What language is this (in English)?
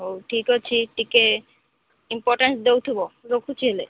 Odia